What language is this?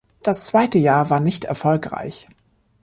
German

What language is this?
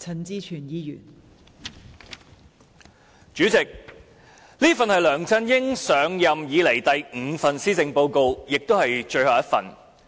Cantonese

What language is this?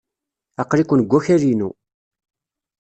Kabyle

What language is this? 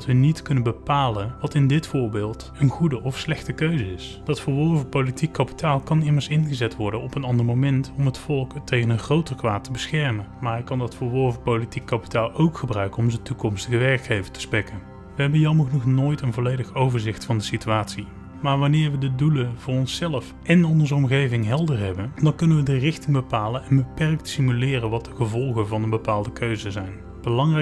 Dutch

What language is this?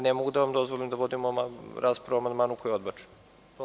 Serbian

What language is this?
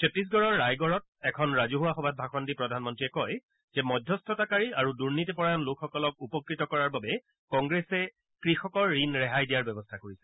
Assamese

